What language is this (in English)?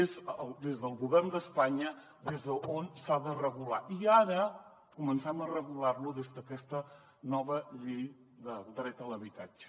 Catalan